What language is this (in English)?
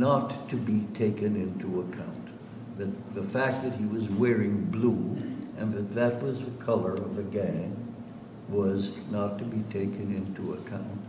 English